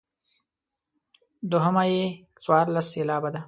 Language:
Pashto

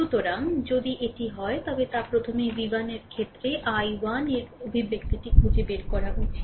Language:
Bangla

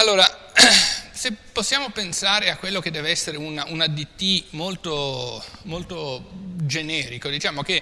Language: Italian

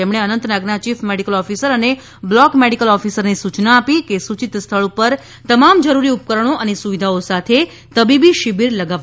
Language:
Gujarati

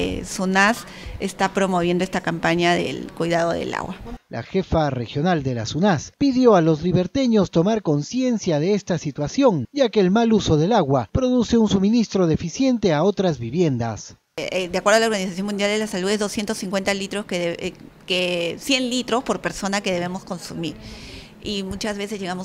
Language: Spanish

